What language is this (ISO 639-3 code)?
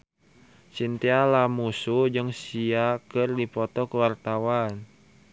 sun